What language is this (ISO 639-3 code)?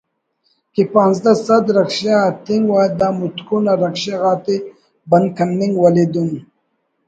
brh